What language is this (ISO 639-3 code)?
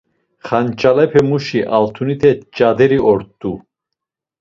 lzz